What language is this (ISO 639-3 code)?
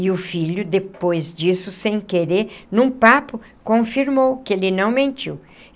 por